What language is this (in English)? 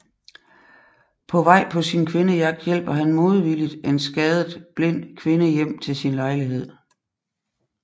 Danish